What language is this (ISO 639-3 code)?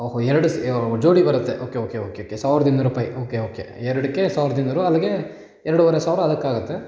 kan